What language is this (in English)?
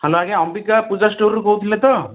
Odia